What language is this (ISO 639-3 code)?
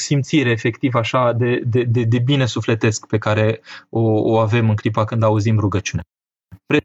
ron